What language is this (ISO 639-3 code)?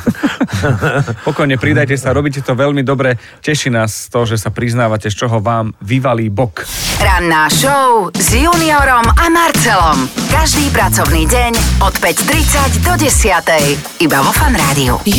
slk